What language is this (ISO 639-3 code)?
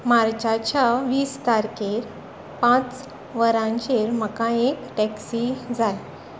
kok